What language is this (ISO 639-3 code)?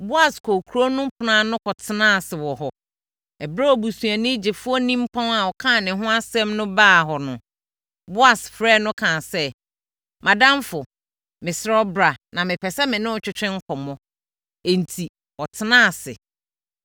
aka